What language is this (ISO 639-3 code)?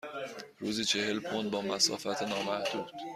fas